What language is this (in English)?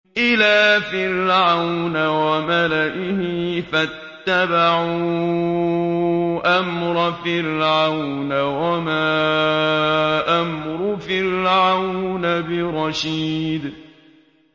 Arabic